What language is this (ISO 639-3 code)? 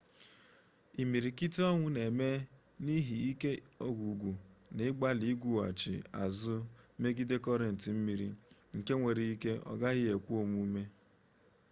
ibo